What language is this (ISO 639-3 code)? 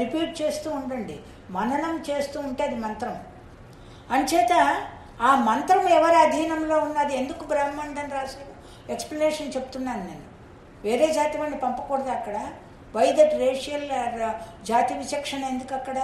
tel